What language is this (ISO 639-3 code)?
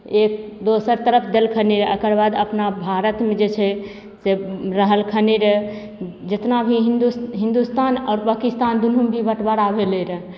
mai